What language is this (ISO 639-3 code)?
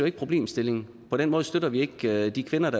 dan